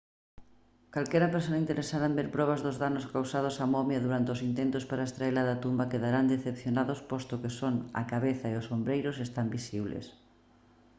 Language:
Galician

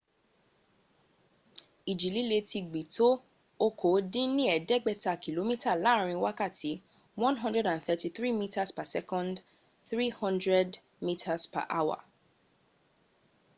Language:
Yoruba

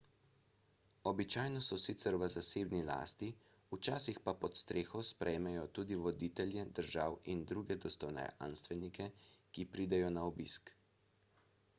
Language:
Slovenian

